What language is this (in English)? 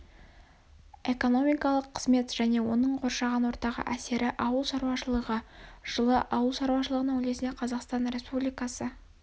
Kazakh